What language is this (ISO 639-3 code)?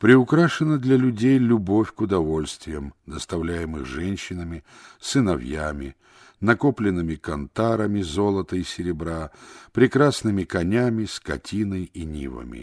rus